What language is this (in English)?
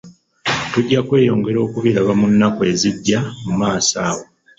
Ganda